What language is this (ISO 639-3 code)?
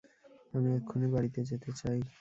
ben